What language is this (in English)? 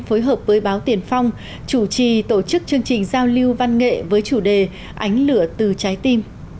Vietnamese